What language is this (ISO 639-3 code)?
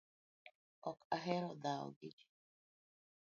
luo